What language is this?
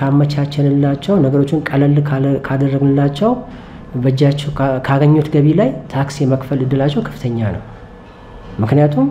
Arabic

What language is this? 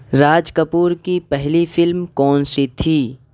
Urdu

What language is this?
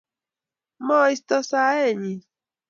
Kalenjin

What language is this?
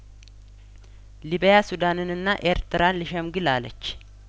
Amharic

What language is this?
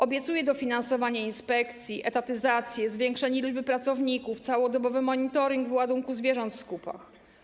Polish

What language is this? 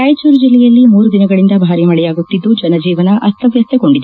Kannada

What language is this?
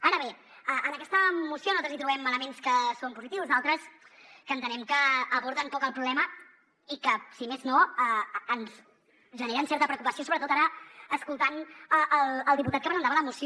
Catalan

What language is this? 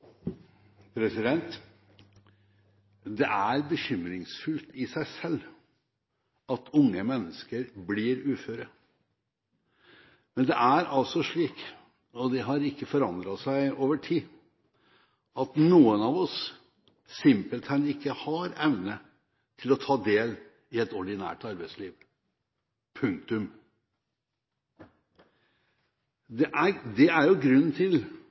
Norwegian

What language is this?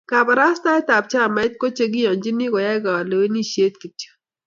Kalenjin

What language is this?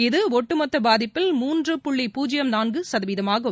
Tamil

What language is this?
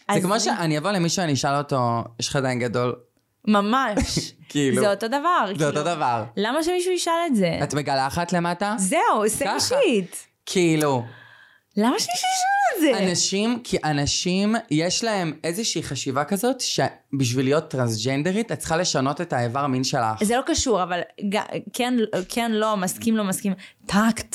Hebrew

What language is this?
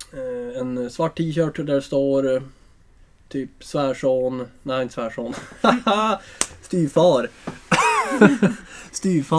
Swedish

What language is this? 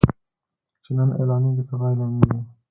Pashto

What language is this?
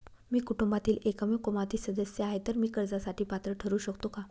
Marathi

